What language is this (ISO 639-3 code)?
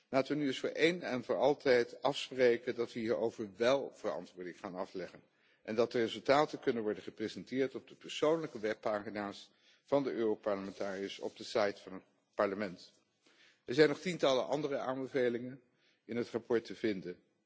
nld